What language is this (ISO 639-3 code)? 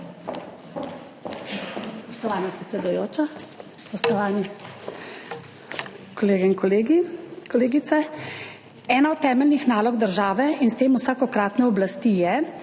slv